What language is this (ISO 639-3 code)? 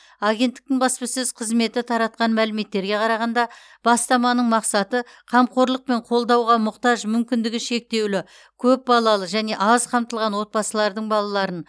kaz